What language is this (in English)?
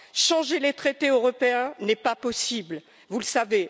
French